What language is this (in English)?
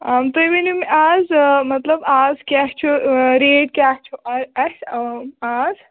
Kashmiri